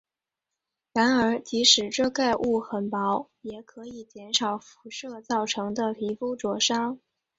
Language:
Chinese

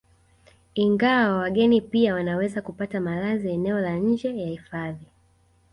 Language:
Swahili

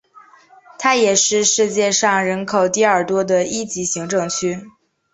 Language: Chinese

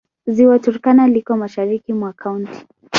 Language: Swahili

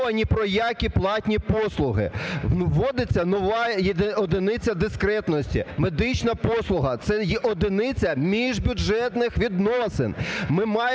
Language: Ukrainian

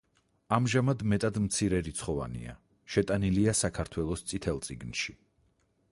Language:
Georgian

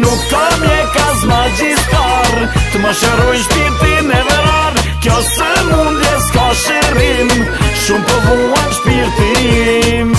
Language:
Romanian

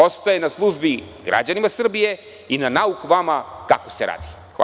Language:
Serbian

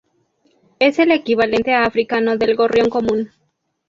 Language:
Spanish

